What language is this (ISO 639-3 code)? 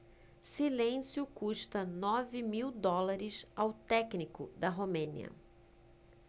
por